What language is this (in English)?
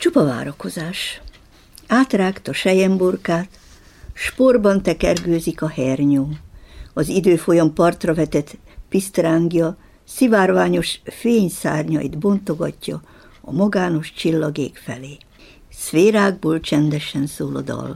Hungarian